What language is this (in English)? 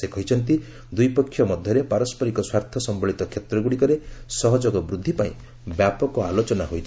Odia